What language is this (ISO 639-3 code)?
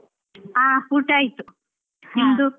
kan